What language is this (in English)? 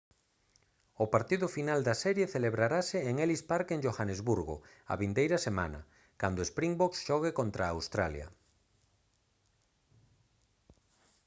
Galician